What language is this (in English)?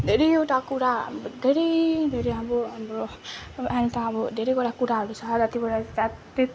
Nepali